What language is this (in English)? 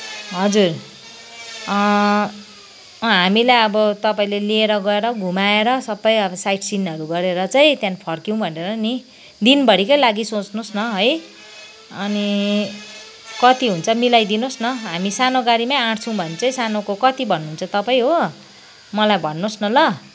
Nepali